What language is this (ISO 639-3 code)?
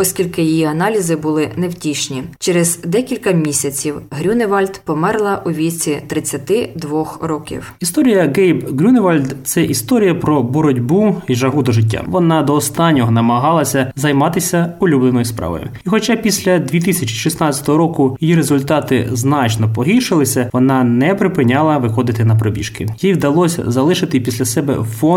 ukr